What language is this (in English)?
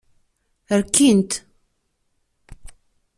Kabyle